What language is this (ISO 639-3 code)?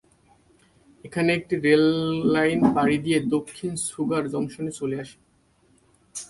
ben